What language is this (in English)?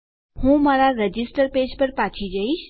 Gujarati